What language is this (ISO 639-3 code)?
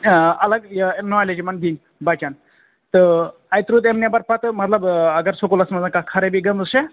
kas